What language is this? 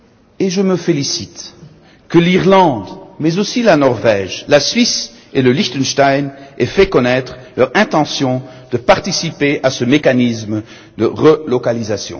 French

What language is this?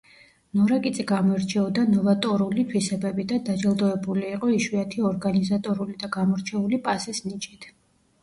Georgian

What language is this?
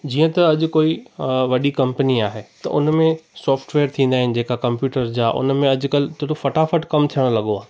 Sindhi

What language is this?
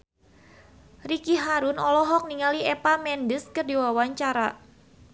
Sundanese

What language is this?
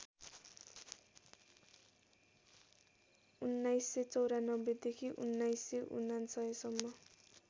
Nepali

